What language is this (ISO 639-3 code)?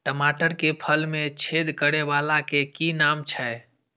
mai